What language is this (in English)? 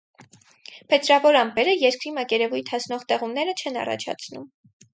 Armenian